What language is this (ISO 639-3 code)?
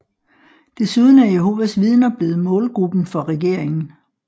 dan